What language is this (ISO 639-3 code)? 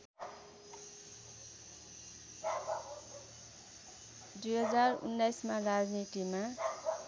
nep